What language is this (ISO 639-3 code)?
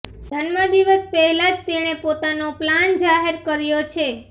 guj